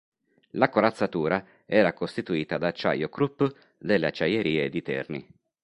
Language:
Italian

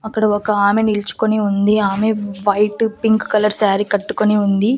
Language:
Telugu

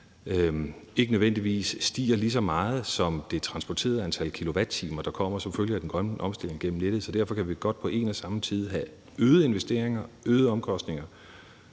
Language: Danish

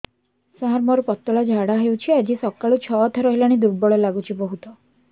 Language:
Odia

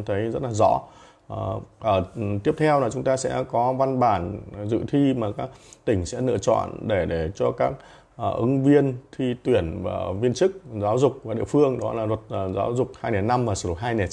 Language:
Vietnamese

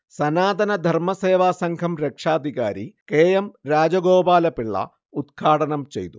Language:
Malayalam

